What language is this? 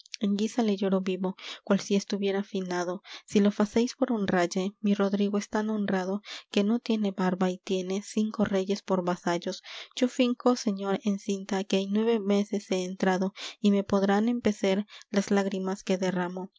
Spanish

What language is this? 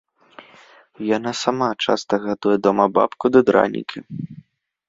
Belarusian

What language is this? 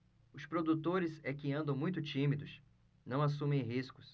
Portuguese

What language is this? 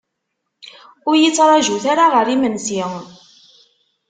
Kabyle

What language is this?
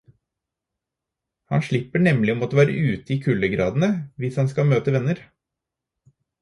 Norwegian Bokmål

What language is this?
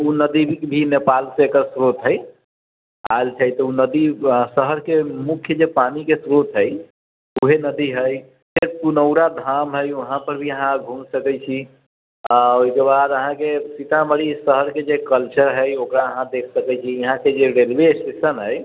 Maithili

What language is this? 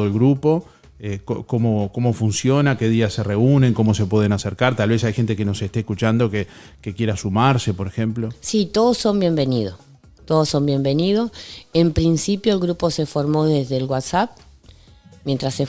Spanish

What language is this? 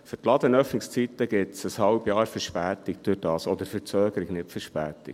Swiss German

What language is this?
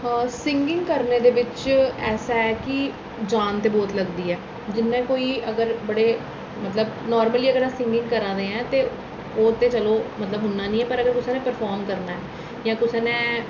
Dogri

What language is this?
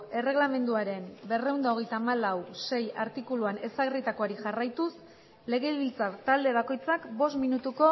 Basque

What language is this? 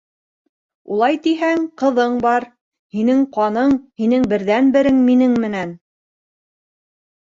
Bashkir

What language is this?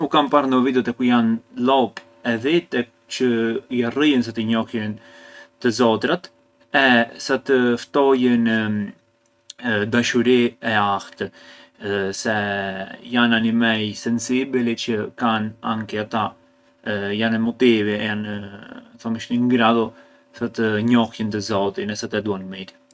Arbëreshë Albanian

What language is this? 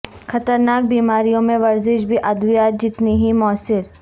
Urdu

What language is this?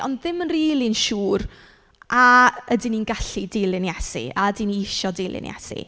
Welsh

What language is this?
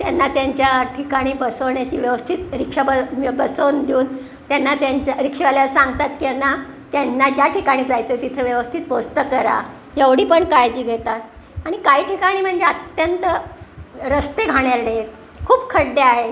Marathi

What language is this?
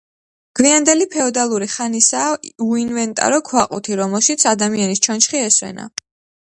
Georgian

